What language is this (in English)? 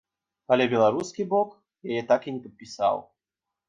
Belarusian